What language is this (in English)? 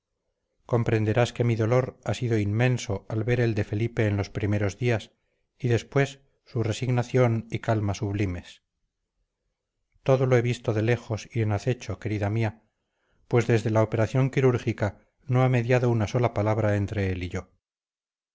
Spanish